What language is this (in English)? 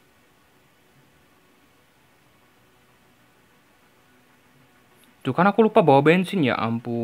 Indonesian